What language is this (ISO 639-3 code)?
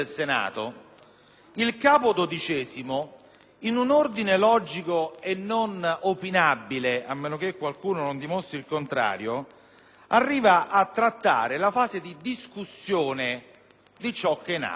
ita